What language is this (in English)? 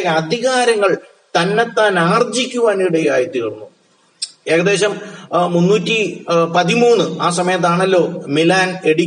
Malayalam